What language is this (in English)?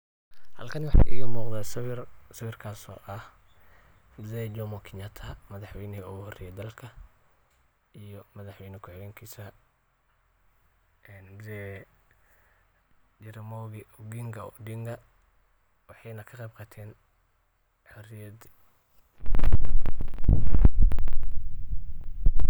Somali